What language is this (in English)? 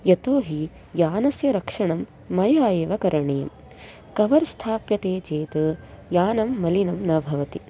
Sanskrit